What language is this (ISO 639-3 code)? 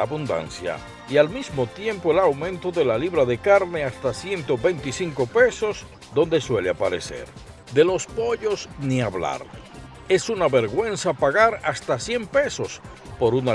spa